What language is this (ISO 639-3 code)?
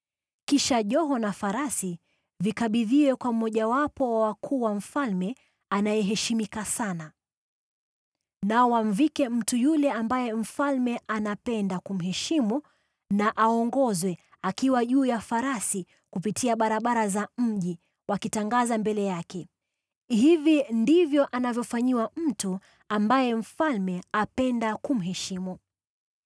swa